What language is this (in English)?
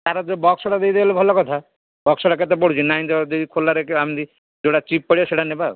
Odia